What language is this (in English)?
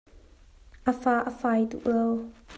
Hakha Chin